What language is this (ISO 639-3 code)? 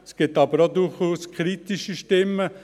gsw